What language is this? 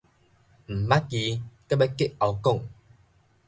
Min Nan Chinese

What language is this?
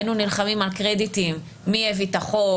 Hebrew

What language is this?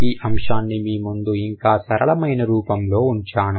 Telugu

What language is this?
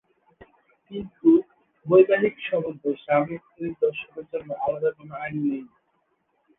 Bangla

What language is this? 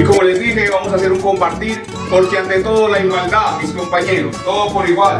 Spanish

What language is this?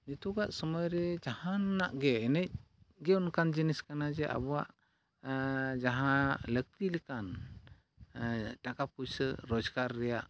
Santali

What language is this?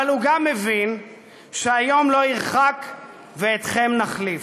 Hebrew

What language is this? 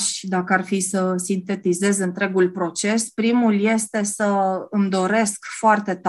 Romanian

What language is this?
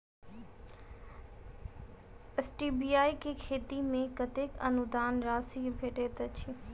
Maithili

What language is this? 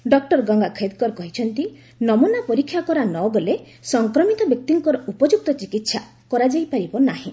Odia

